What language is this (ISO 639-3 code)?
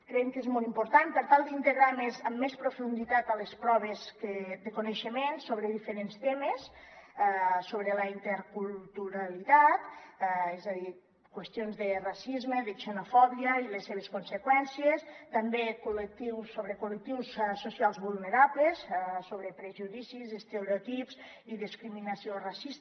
cat